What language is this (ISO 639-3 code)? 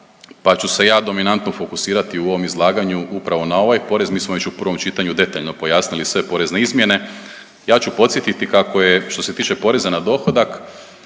hrv